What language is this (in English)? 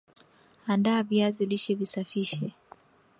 Swahili